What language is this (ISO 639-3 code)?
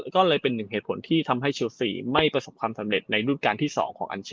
tha